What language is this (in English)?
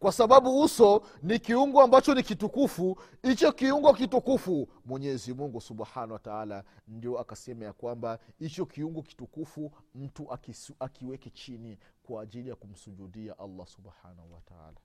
Swahili